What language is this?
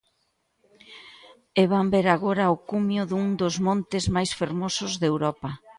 Galician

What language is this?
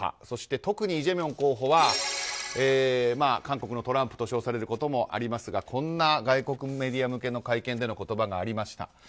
Japanese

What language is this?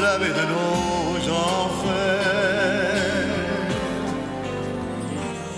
French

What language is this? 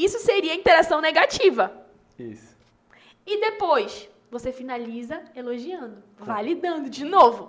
Portuguese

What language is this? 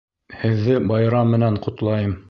Bashkir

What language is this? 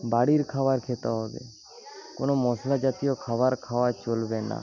Bangla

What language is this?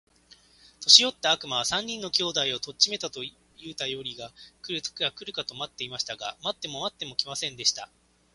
Japanese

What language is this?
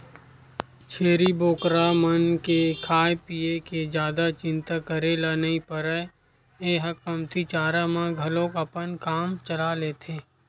Chhattisgarhi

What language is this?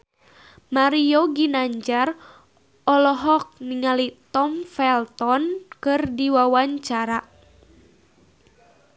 Sundanese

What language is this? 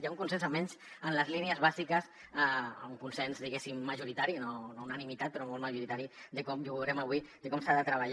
Catalan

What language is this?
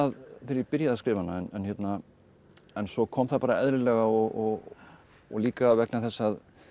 Icelandic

